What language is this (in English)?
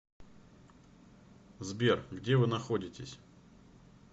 Russian